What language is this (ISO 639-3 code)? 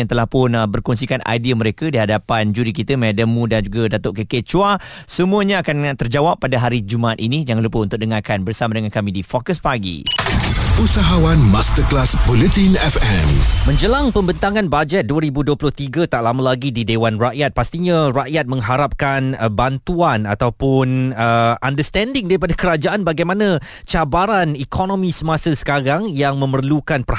msa